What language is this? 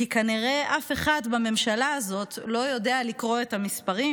Hebrew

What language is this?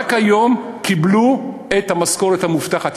Hebrew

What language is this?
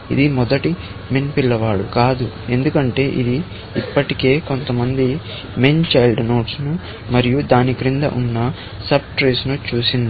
Telugu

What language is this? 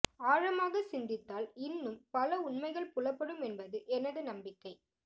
Tamil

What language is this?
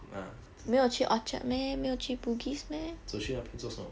English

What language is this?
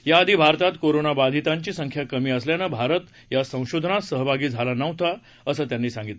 Marathi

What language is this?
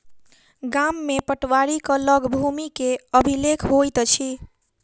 Maithili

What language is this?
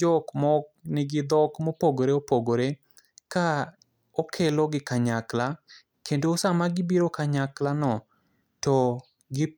Luo (Kenya and Tanzania)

